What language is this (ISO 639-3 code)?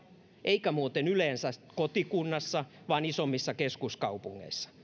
fin